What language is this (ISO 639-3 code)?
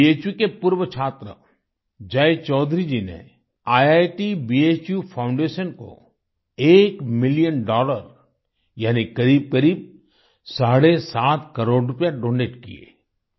hin